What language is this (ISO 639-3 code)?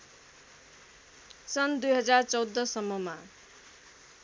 nep